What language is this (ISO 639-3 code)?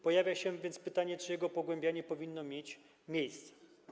pol